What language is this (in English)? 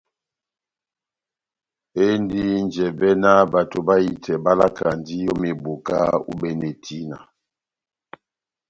Batanga